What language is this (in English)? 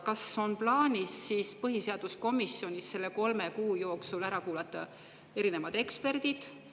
Estonian